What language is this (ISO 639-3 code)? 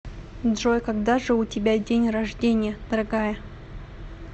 rus